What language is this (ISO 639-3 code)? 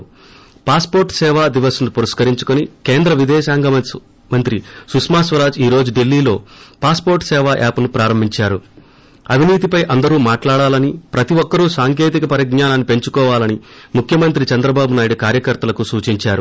tel